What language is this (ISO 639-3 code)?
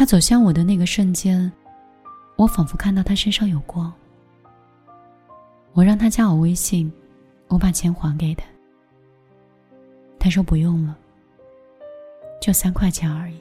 zho